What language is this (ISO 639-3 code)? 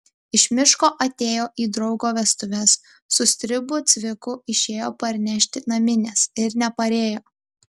lit